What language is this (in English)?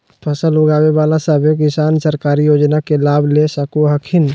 Magahi